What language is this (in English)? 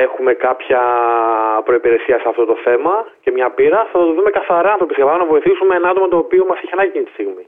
Greek